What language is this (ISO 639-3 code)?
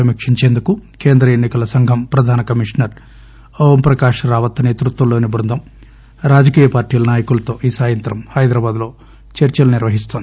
tel